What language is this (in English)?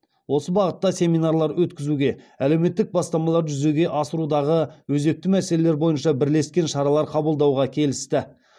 Kazakh